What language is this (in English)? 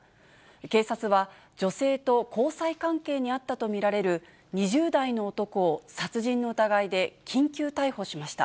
Japanese